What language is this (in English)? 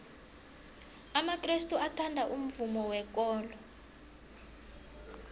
South Ndebele